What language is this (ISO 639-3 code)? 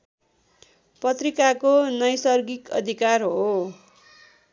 nep